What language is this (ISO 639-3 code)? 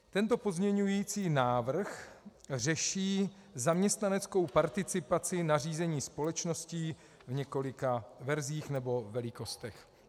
ces